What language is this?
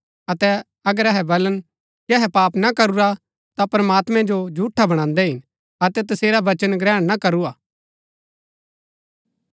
Gaddi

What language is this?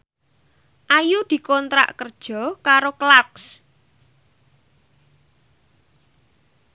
Javanese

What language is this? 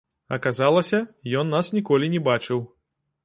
Belarusian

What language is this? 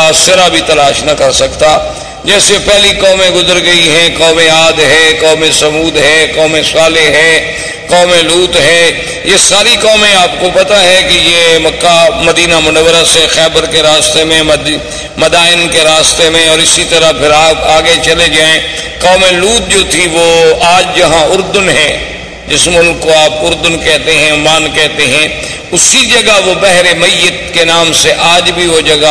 Urdu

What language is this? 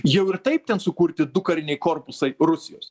Lithuanian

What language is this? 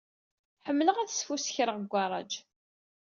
Kabyle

